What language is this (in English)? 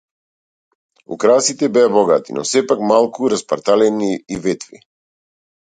Macedonian